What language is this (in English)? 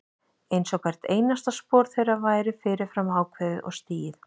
Icelandic